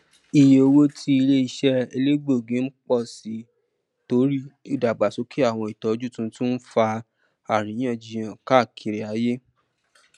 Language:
Yoruba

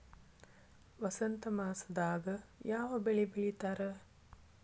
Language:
Kannada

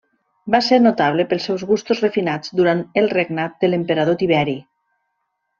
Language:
Catalan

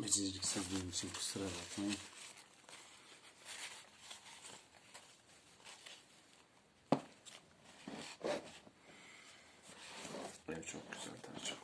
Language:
Turkish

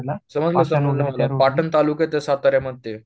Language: Marathi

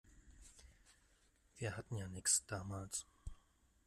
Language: German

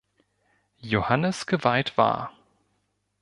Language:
German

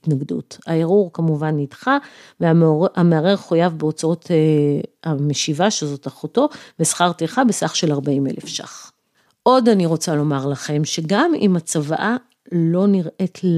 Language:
Hebrew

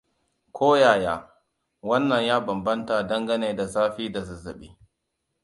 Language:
Hausa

